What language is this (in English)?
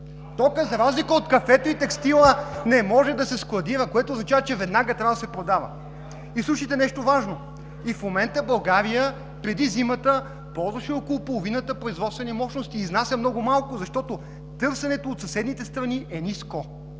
Bulgarian